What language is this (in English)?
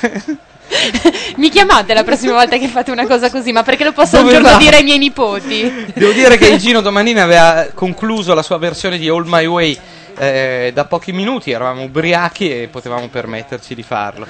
Italian